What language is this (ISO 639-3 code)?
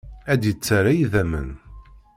kab